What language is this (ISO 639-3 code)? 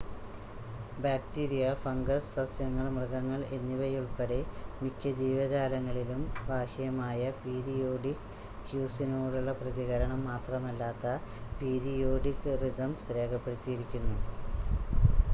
mal